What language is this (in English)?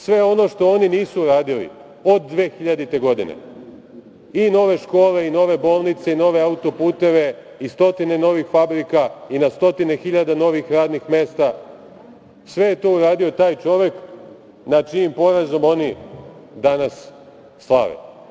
Serbian